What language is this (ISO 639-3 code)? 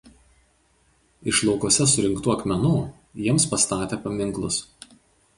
lit